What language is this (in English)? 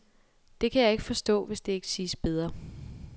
Danish